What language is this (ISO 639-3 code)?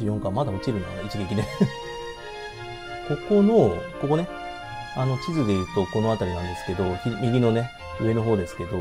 jpn